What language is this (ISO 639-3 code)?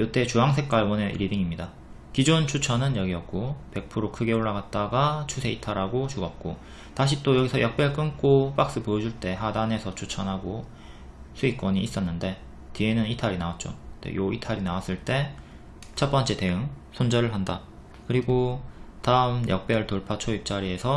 kor